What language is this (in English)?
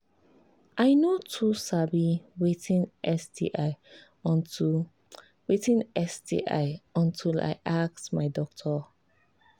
Nigerian Pidgin